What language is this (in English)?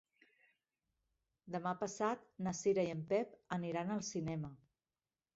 Catalan